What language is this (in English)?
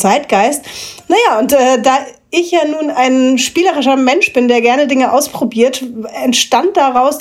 German